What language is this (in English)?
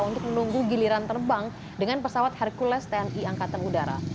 Indonesian